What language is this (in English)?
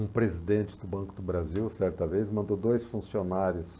Portuguese